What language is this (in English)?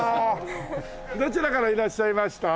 Japanese